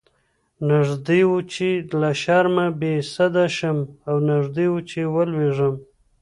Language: Pashto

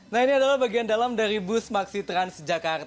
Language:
Indonesian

